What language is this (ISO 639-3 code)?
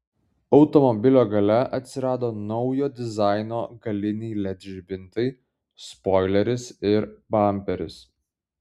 lit